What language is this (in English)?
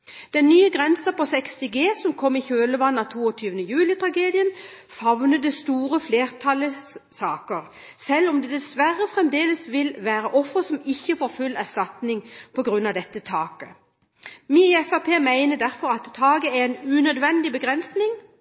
Norwegian Bokmål